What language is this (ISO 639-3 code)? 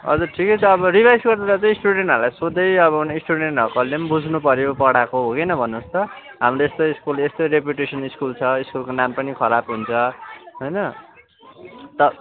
nep